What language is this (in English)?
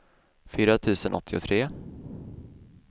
Swedish